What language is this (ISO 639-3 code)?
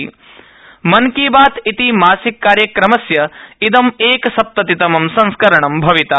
san